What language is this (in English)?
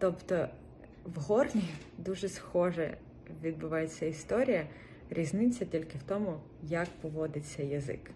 Ukrainian